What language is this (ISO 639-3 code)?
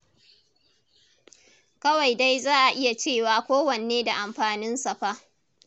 hau